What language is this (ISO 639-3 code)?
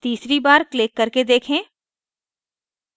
hin